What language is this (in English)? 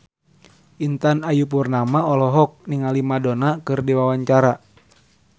Sundanese